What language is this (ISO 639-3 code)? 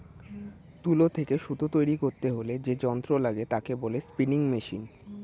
ben